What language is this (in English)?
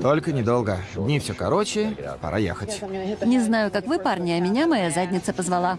Russian